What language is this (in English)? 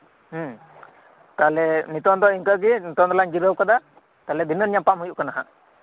Santali